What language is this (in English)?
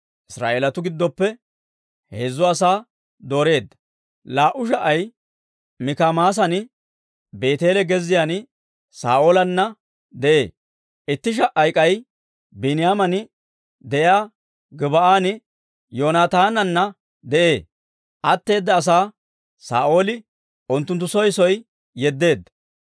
Dawro